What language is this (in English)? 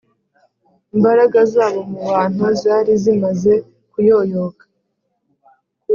Kinyarwanda